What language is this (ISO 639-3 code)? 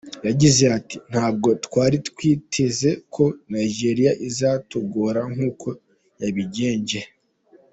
kin